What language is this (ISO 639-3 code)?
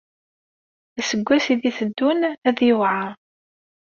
kab